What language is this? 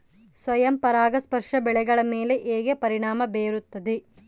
Kannada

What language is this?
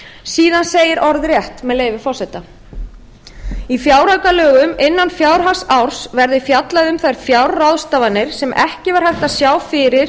Icelandic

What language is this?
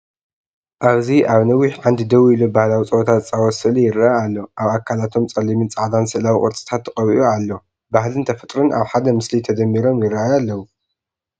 Tigrinya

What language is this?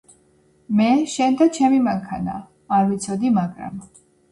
Georgian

